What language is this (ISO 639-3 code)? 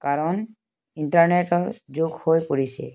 asm